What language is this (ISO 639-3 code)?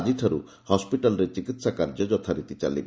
ori